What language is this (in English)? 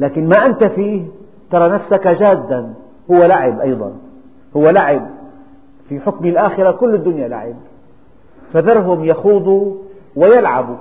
Arabic